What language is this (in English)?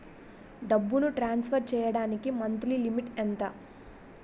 Telugu